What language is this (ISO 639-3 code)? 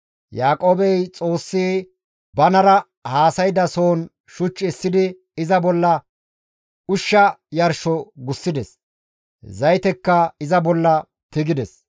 gmv